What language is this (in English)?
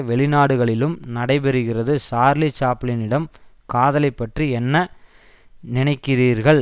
Tamil